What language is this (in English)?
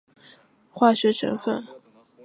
Chinese